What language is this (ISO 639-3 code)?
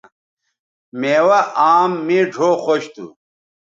btv